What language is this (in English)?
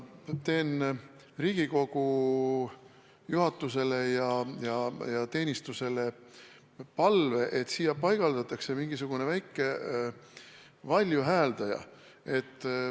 Estonian